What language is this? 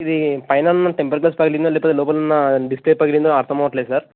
Telugu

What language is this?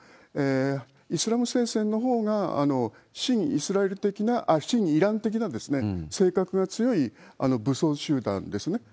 Japanese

